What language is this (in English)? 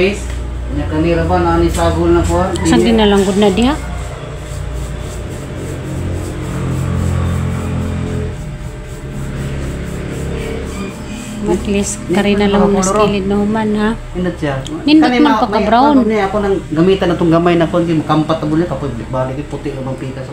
Filipino